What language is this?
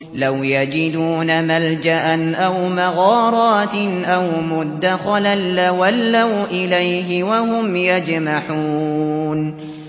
Arabic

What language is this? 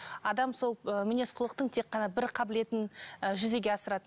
Kazakh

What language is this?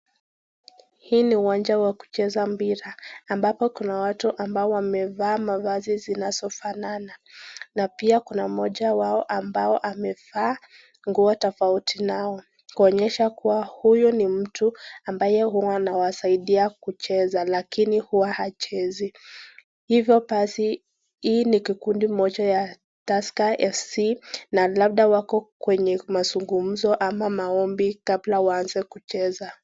Swahili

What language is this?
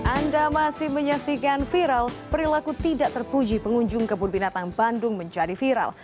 Indonesian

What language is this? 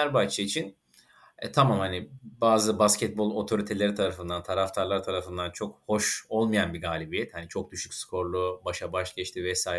Turkish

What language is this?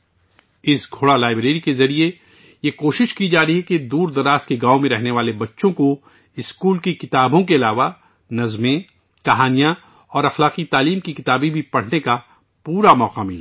Urdu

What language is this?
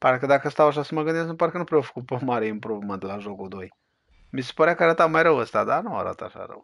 Romanian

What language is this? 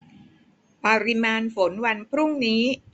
Thai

